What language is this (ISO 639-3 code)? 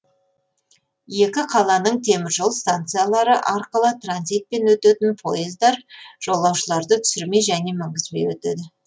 kaz